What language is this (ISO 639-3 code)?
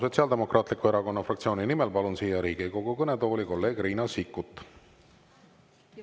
est